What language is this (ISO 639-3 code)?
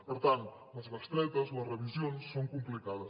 cat